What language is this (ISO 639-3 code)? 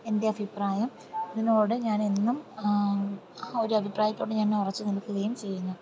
mal